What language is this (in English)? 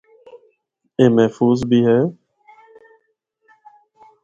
Northern Hindko